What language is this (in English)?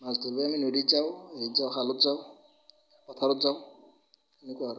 Assamese